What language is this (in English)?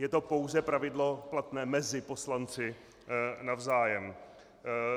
Czech